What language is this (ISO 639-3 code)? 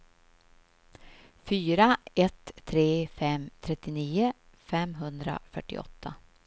swe